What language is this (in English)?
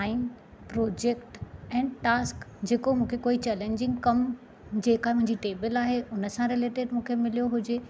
Sindhi